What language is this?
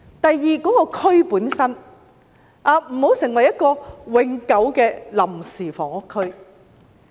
Cantonese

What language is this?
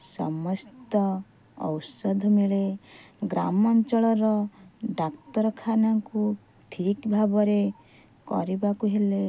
Odia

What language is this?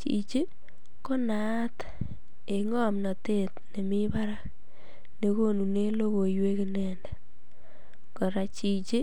Kalenjin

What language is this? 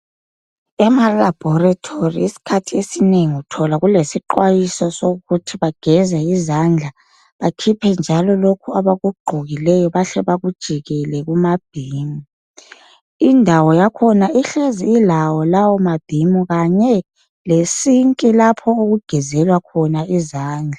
North Ndebele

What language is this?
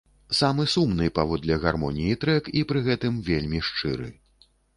Belarusian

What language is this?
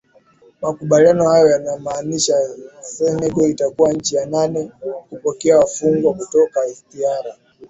Swahili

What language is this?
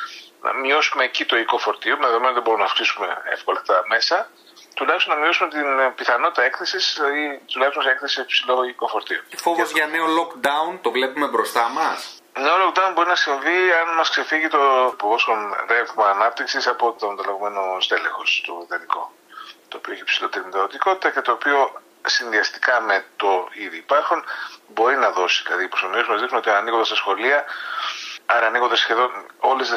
Greek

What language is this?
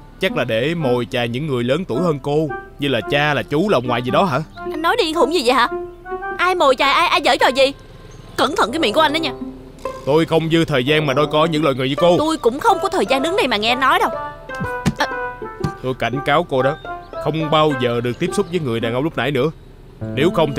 Vietnamese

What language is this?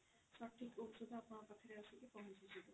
Odia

